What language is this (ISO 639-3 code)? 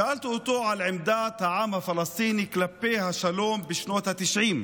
heb